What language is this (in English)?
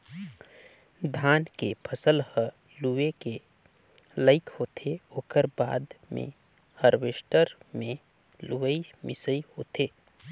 Chhattisgarhi